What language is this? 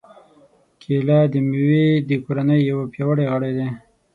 Pashto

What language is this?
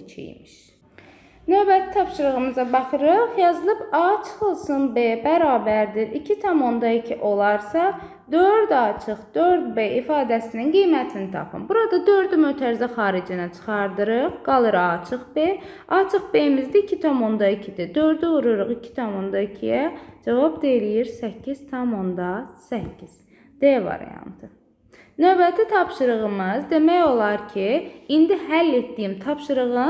Turkish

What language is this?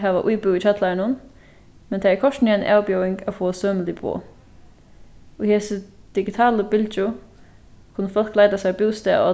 Faroese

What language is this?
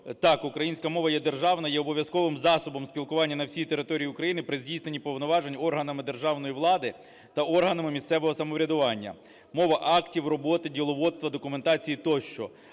Ukrainian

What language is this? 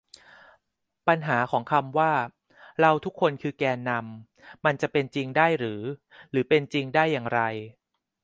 Thai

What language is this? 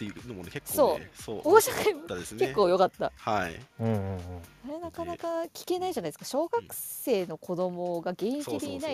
Japanese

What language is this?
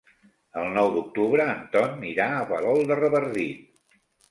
Catalan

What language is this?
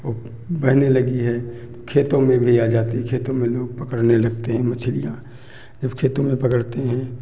Hindi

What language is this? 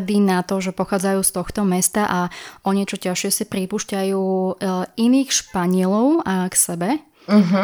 Slovak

